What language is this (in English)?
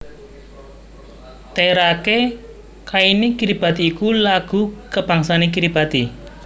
Javanese